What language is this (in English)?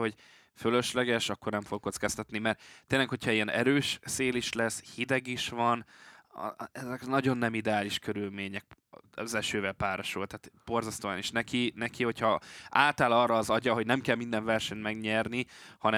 Hungarian